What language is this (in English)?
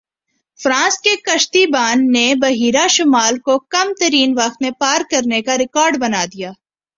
Urdu